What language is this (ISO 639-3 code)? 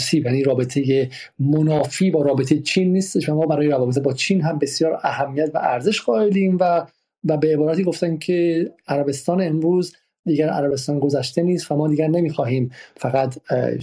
fas